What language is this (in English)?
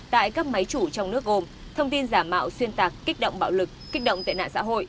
Vietnamese